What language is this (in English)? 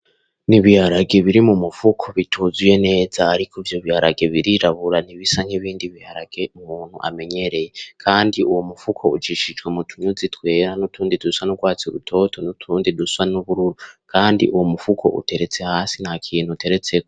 Rundi